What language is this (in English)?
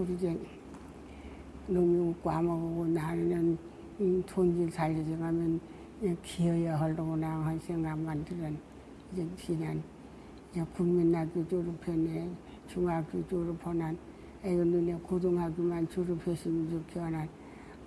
Korean